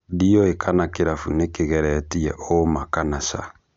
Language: Kikuyu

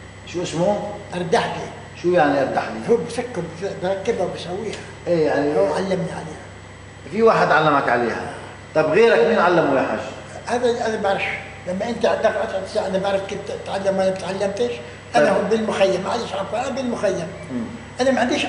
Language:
Arabic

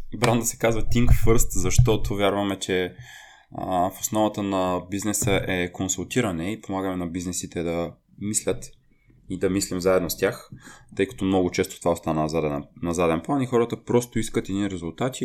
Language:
Bulgarian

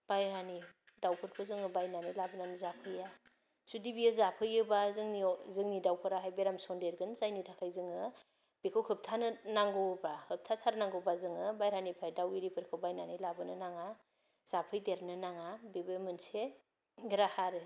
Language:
Bodo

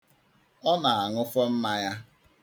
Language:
Igbo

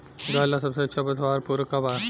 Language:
Bhojpuri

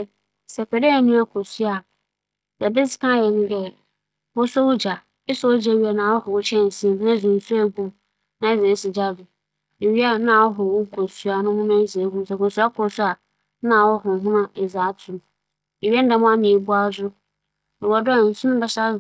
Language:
Akan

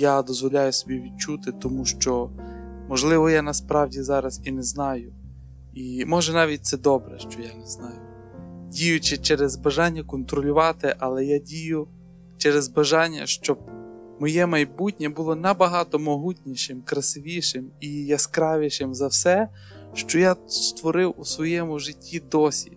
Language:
Ukrainian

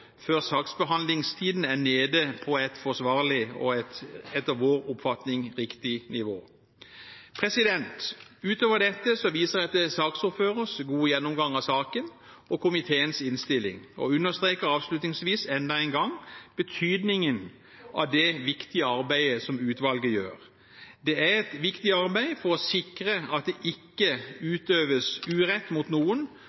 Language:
Norwegian Bokmål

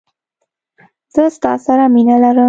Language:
Pashto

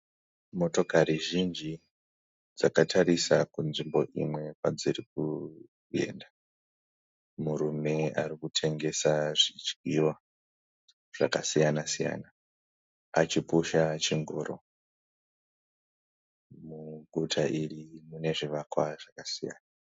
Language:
Shona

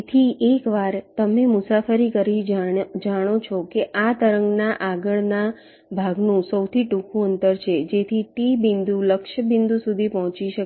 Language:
Gujarati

